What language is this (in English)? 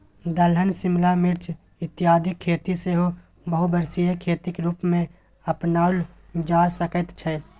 Maithili